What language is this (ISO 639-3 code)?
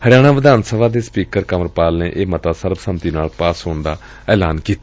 pan